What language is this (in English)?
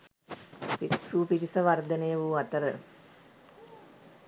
Sinhala